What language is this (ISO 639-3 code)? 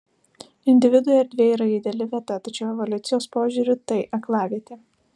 lit